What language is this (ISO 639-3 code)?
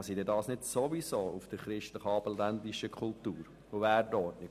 gsw